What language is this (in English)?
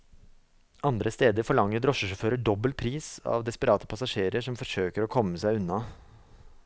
Norwegian